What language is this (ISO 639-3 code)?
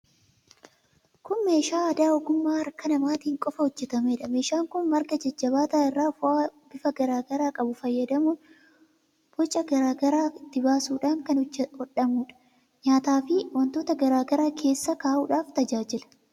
orm